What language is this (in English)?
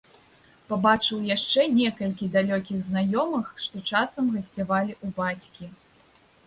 Belarusian